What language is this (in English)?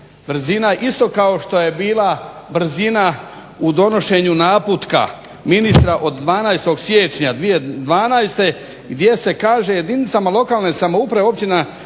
Croatian